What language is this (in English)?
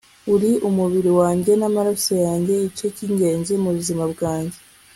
Kinyarwanda